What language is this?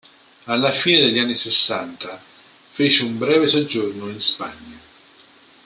Italian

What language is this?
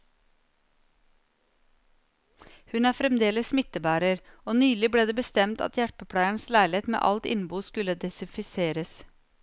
Norwegian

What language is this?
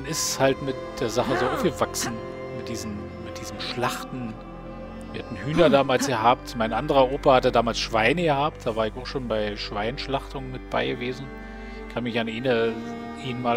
German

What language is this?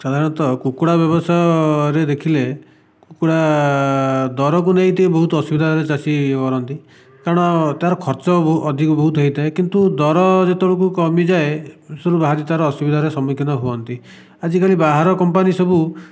Odia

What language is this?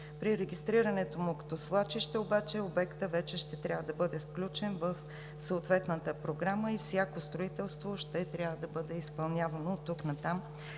Bulgarian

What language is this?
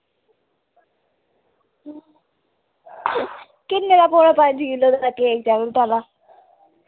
Dogri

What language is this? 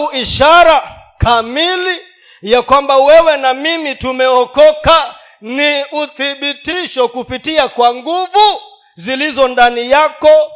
Swahili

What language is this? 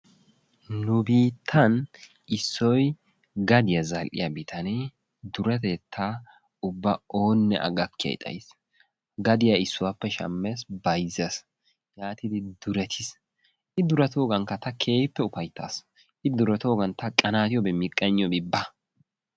Wolaytta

